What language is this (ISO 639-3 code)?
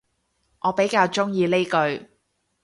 yue